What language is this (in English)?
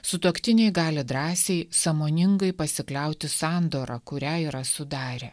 Lithuanian